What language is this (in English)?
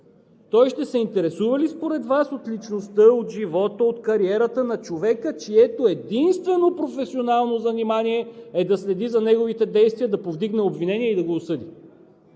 Bulgarian